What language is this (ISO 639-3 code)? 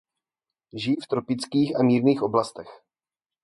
ces